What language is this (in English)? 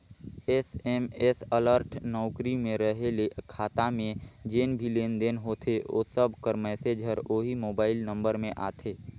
Chhattisgarhi